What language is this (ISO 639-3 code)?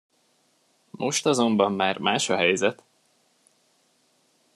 hun